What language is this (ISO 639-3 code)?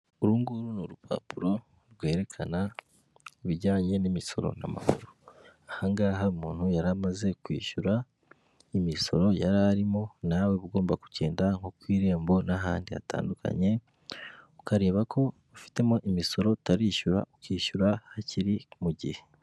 kin